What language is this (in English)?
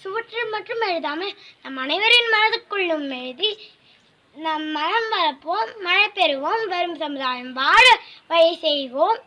Tamil